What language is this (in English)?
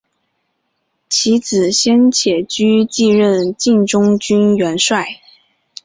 Chinese